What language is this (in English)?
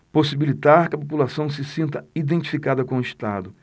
Portuguese